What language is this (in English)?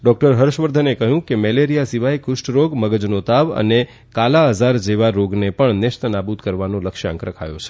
Gujarati